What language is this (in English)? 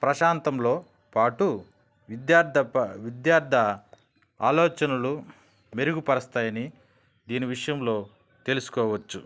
Telugu